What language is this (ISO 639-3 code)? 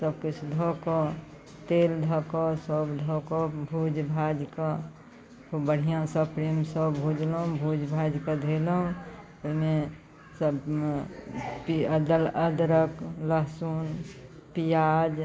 mai